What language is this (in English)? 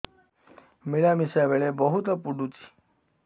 Odia